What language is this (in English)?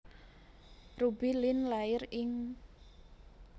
Javanese